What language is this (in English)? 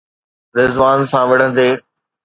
Sindhi